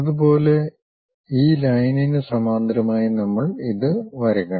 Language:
Malayalam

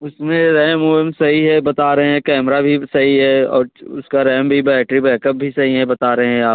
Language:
Hindi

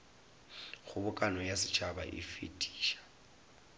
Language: Northern Sotho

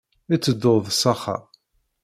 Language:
Kabyle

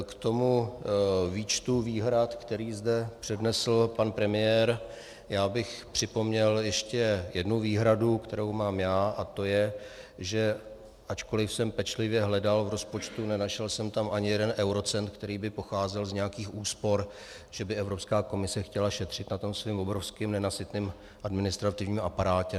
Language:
Czech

